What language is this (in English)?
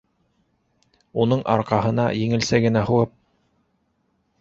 Bashkir